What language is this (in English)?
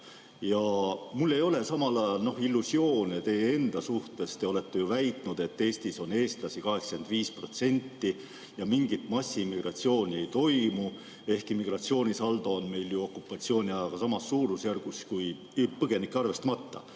Estonian